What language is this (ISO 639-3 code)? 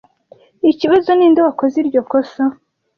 kin